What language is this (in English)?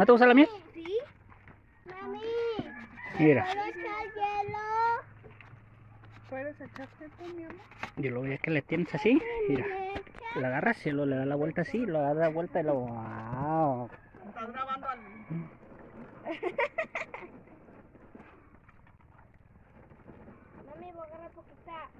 Spanish